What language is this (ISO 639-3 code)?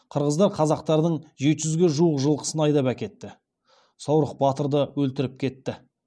kaz